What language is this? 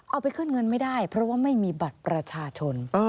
Thai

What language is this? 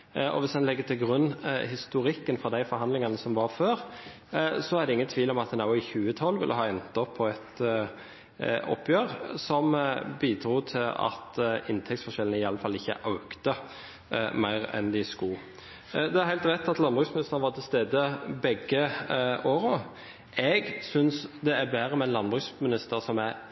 Norwegian Bokmål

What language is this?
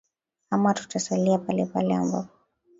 Swahili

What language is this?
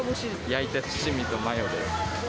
Japanese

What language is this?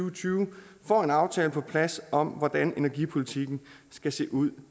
Danish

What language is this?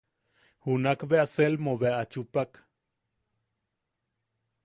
Yaqui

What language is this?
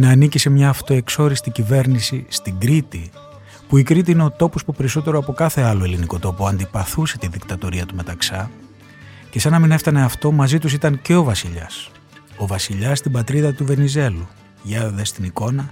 Greek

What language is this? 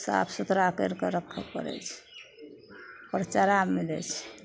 Maithili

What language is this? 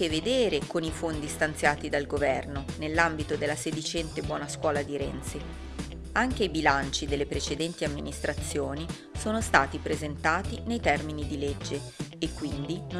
Italian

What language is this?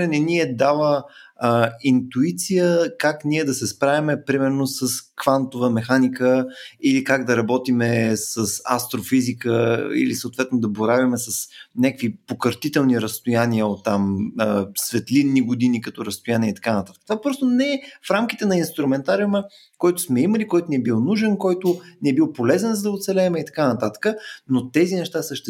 Bulgarian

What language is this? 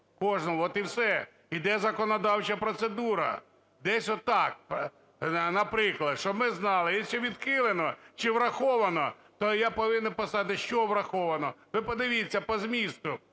Ukrainian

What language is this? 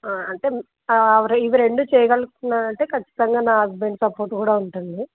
Telugu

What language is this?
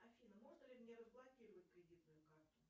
Russian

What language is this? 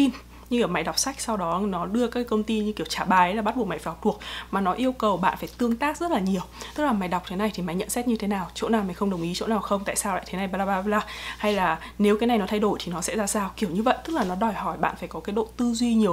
Vietnamese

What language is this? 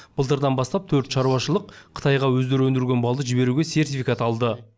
Kazakh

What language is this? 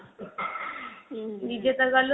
Odia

